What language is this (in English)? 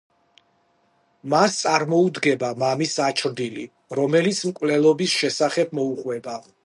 Georgian